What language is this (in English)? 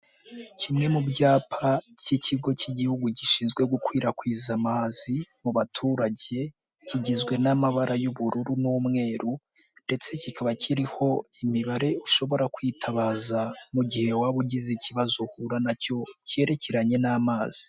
Kinyarwanda